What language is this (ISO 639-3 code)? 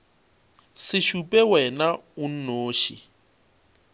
nso